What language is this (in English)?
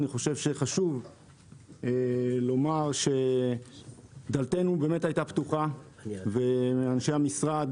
Hebrew